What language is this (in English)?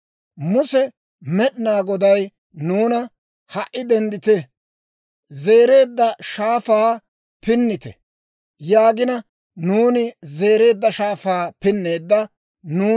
Dawro